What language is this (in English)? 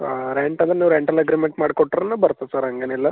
Kannada